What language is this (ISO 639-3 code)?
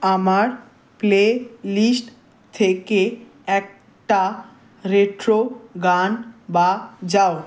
ben